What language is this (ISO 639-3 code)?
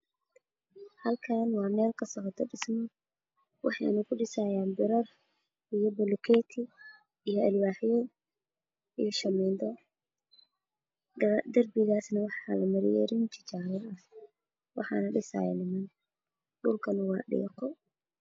som